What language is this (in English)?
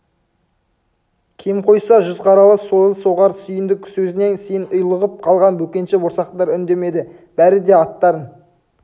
Kazakh